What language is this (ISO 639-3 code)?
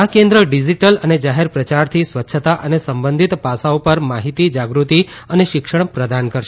guj